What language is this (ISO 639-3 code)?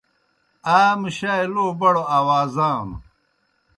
plk